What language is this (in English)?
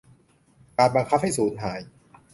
Thai